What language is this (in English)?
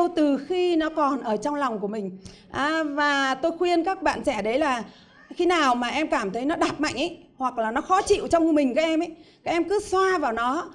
Vietnamese